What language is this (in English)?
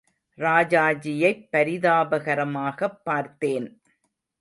Tamil